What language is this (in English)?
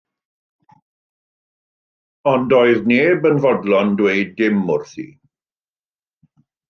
Welsh